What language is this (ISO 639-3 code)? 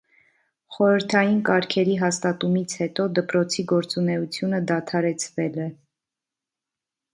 hye